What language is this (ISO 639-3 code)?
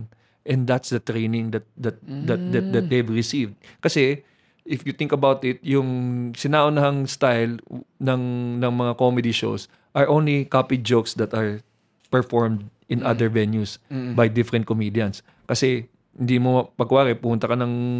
fil